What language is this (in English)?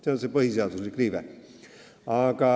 Estonian